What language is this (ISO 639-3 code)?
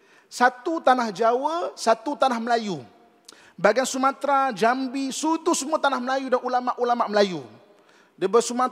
msa